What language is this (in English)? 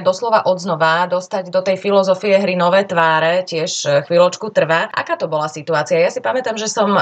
Slovak